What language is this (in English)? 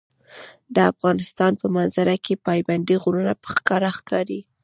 Pashto